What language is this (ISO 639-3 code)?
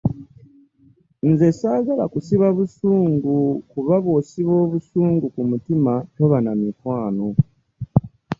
lug